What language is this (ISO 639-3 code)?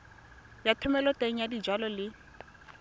tsn